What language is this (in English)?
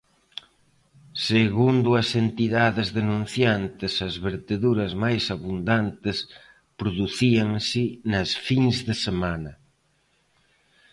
Galician